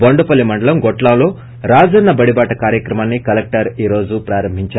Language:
Telugu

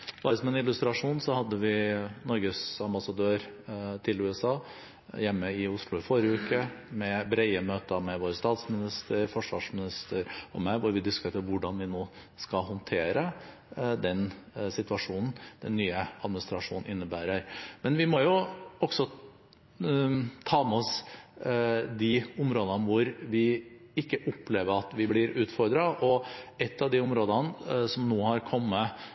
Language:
Norwegian Bokmål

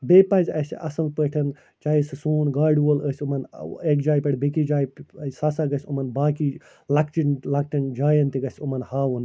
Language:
Kashmiri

